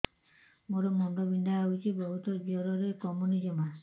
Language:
Odia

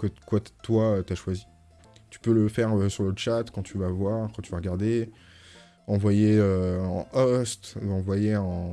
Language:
French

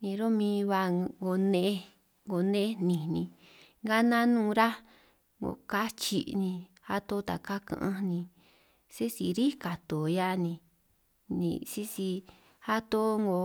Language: San Martín Itunyoso Triqui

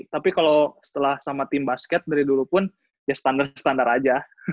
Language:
Indonesian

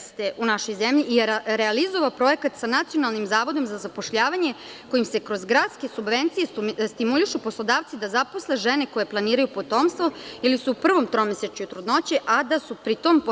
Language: Serbian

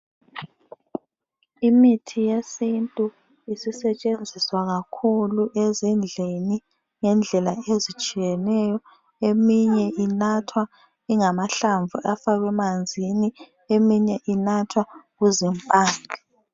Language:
North Ndebele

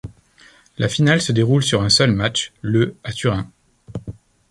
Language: French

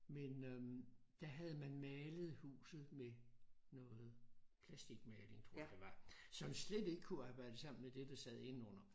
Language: Danish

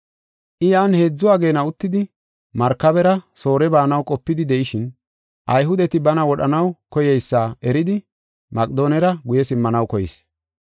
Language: Gofa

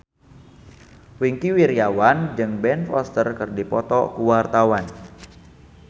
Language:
Sundanese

